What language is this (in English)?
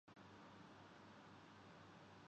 Urdu